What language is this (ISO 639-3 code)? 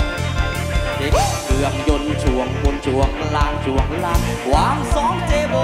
tha